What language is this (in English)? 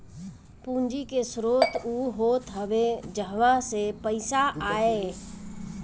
Bhojpuri